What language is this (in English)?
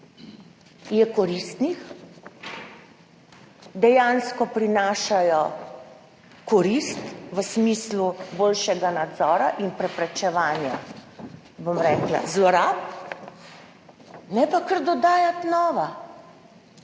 Slovenian